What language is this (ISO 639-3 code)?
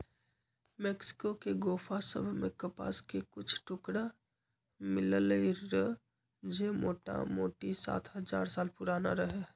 mag